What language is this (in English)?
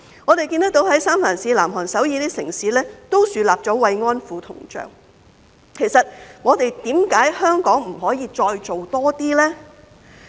Cantonese